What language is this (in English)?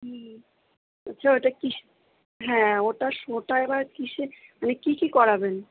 Bangla